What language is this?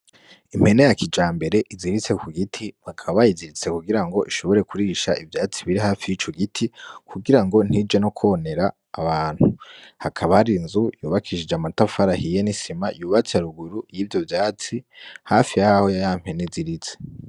Rundi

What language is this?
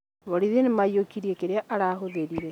Kikuyu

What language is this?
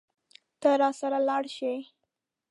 Pashto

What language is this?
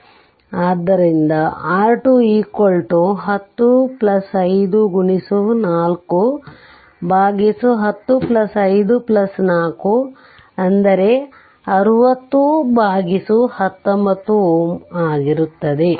Kannada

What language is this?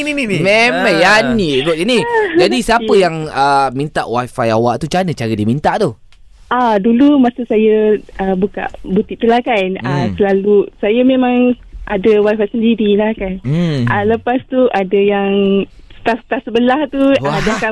Malay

